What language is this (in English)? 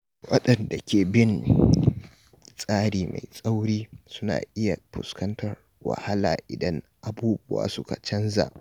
Hausa